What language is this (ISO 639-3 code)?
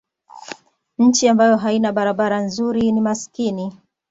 swa